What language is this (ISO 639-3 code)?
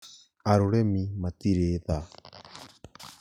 kik